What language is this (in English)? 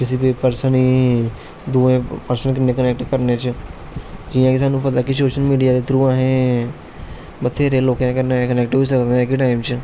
Dogri